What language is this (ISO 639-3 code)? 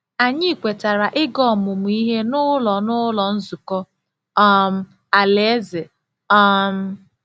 ibo